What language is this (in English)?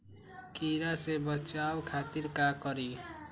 Magahi